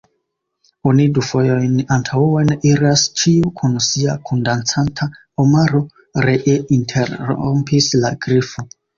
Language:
Esperanto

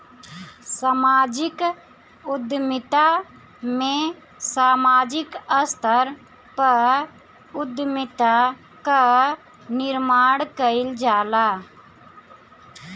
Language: Bhojpuri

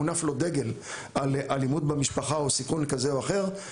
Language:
Hebrew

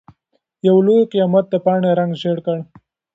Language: Pashto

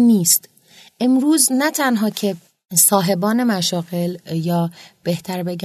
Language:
Persian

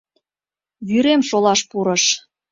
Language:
Mari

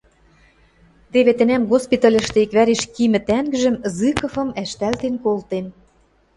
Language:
Western Mari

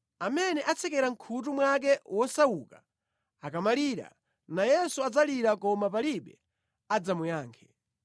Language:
Nyanja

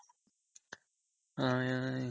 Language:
Kannada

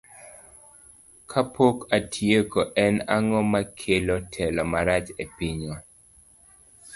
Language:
Luo (Kenya and Tanzania)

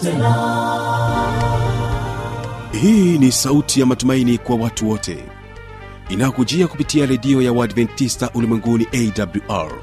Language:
Swahili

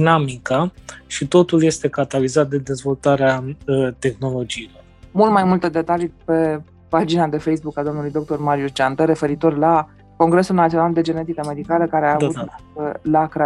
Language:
Romanian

